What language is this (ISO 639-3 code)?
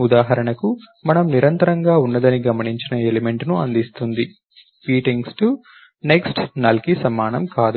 tel